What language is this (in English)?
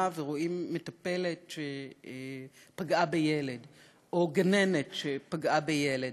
Hebrew